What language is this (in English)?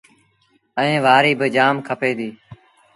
Sindhi Bhil